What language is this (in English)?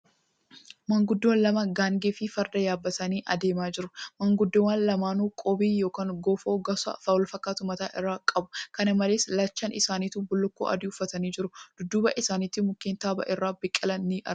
Oromo